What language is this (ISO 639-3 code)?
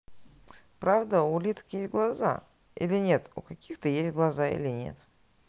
rus